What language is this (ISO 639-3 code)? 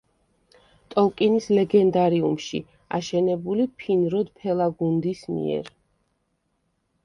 kat